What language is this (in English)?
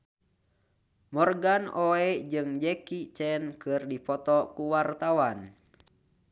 Sundanese